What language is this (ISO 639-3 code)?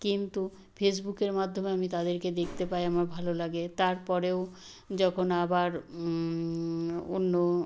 ben